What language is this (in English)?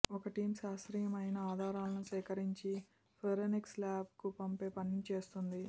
Telugu